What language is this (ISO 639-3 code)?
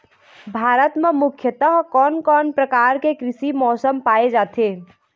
hne